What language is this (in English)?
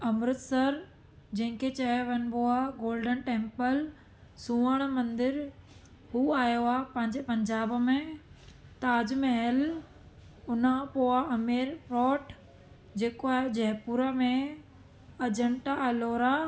Sindhi